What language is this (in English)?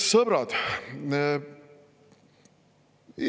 Estonian